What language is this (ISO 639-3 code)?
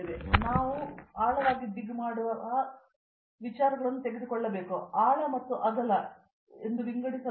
kan